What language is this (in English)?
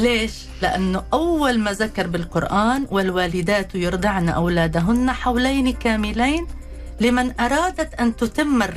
Arabic